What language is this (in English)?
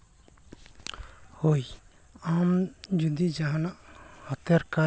Santali